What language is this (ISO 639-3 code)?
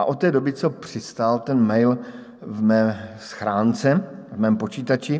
ces